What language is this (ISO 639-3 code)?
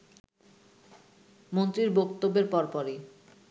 ben